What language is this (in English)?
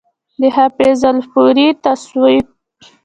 Pashto